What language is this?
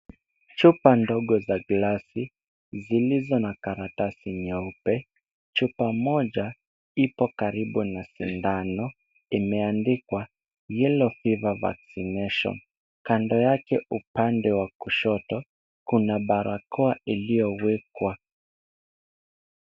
Swahili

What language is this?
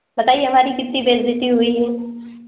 Urdu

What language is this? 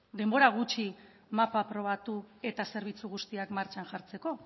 Basque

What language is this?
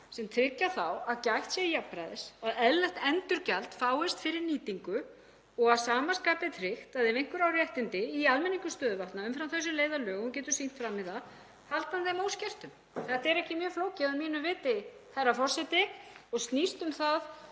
Icelandic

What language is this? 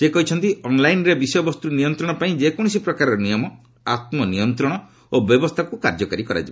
Odia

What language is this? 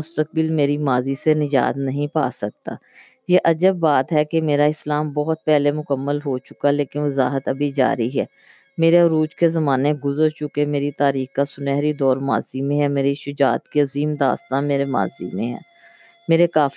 Urdu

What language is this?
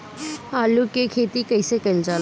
Bhojpuri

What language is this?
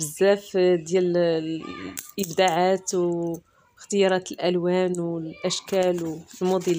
Arabic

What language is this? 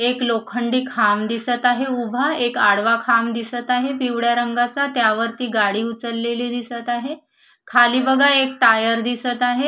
Marathi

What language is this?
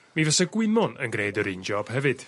Welsh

